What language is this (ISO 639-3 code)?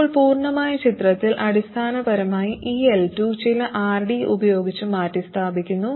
mal